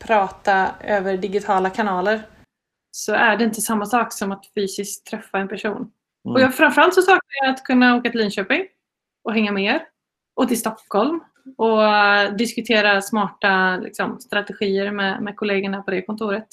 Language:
Swedish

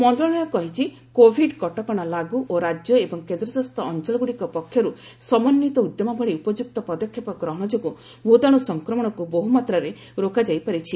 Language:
Odia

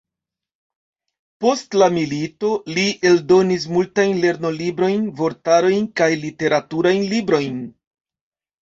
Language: Esperanto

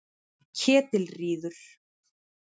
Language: Icelandic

